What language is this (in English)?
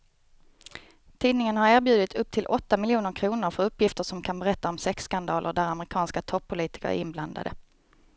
Swedish